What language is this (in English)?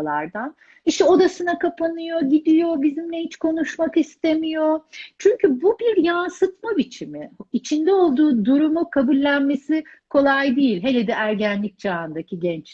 Turkish